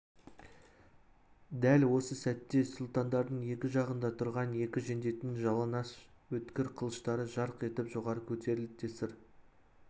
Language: Kazakh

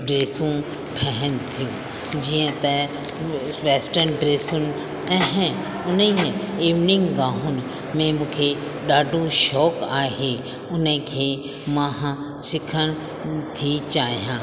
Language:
Sindhi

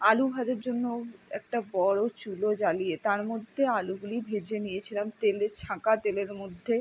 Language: Bangla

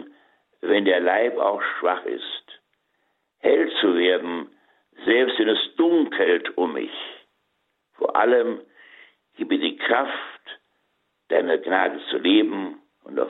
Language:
German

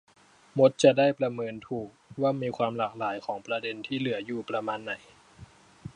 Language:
Thai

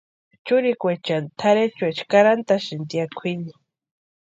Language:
Western Highland Purepecha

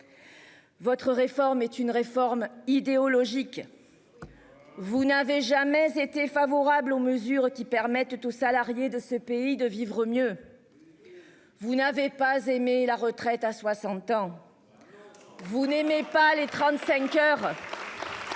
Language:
French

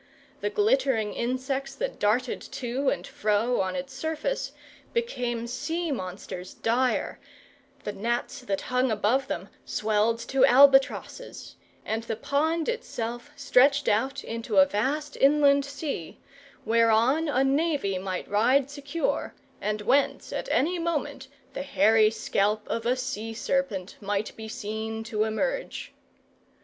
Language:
English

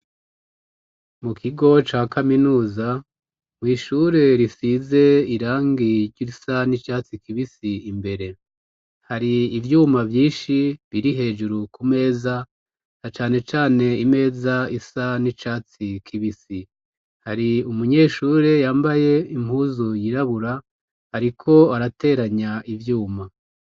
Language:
Rundi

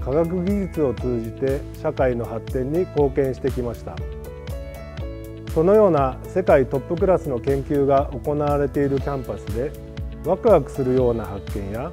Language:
Japanese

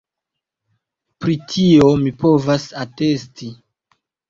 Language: Esperanto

